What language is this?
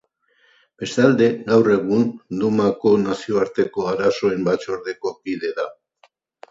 Basque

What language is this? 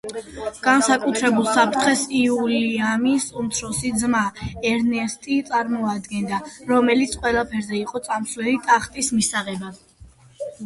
Georgian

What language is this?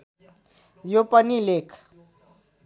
Nepali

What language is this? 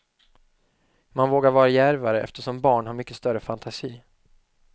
Swedish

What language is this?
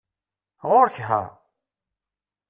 Kabyle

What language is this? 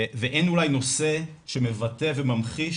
Hebrew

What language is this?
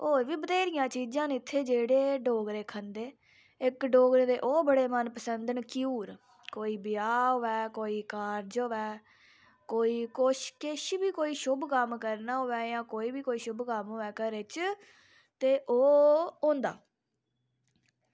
Dogri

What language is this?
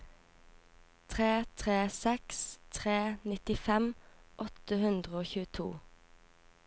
Norwegian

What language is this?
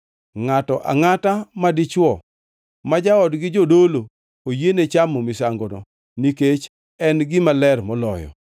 Luo (Kenya and Tanzania)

